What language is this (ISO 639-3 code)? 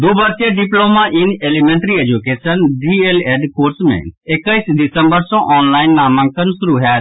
mai